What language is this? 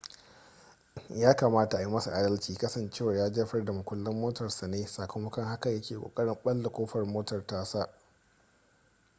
Hausa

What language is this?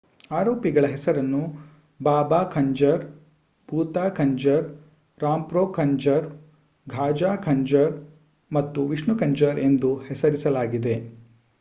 Kannada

